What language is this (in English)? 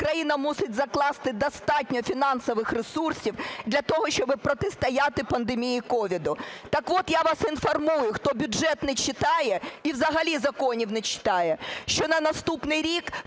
Ukrainian